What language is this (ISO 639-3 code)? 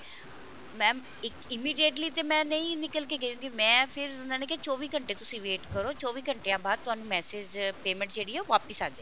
pan